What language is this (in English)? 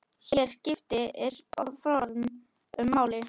Icelandic